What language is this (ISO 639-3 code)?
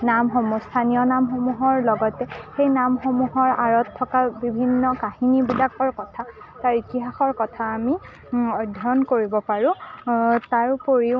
asm